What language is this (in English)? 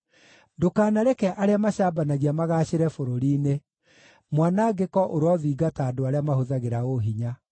Kikuyu